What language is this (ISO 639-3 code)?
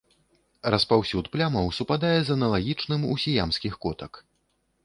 bel